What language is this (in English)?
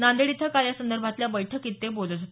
Marathi